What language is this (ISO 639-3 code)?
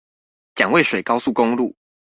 zho